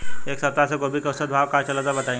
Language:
Bhojpuri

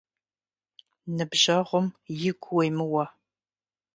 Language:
Kabardian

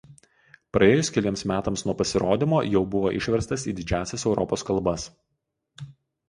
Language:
Lithuanian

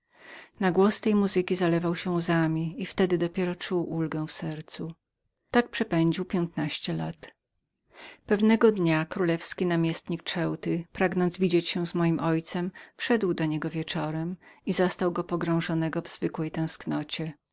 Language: Polish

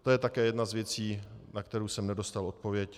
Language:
Czech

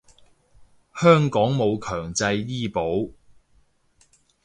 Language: Cantonese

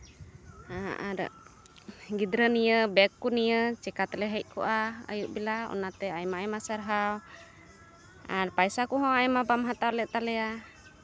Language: Santali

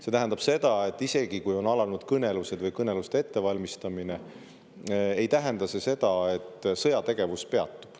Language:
Estonian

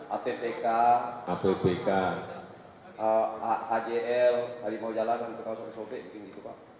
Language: Indonesian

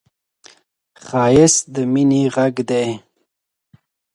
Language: Pashto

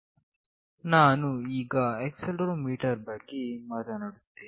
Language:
Kannada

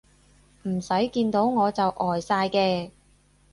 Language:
Cantonese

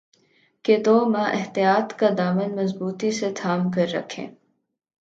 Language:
Urdu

